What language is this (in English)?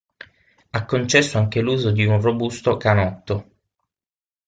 Italian